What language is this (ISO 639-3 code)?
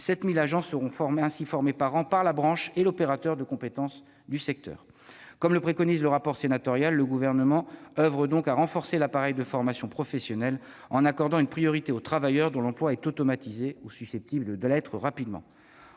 fra